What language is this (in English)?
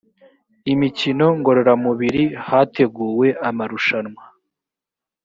Kinyarwanda